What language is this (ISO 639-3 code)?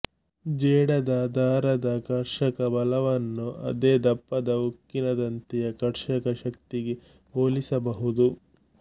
kan